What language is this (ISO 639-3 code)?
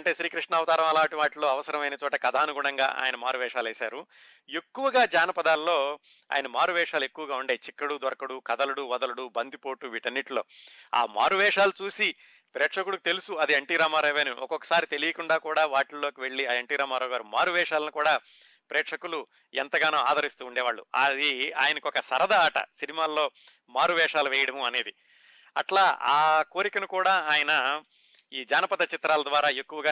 tel